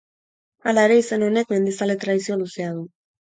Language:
Basque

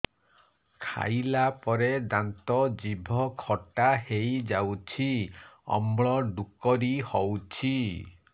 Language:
Odia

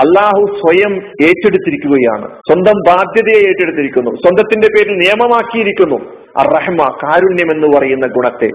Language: Malayalam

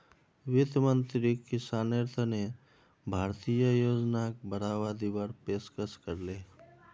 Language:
Magahi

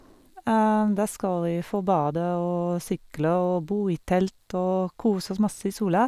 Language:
Norwegian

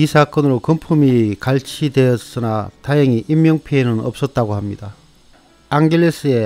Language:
Korean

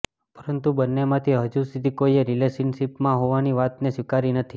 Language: Gujarati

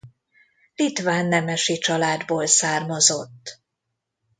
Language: Hungarian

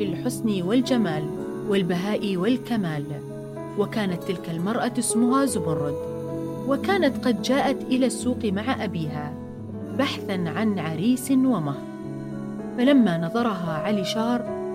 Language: Arabic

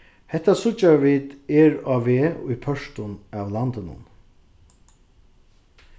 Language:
Faroese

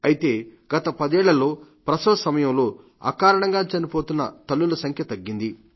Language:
Telugu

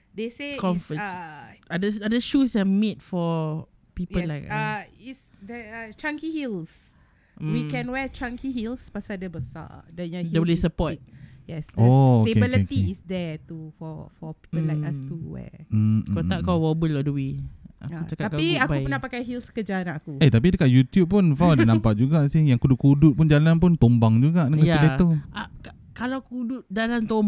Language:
Malay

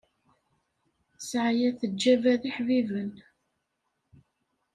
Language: Kabyle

